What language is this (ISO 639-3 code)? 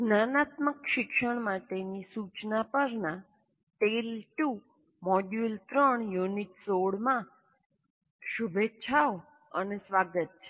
guj